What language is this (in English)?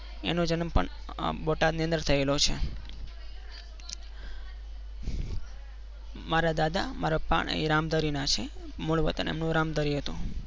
Gujarati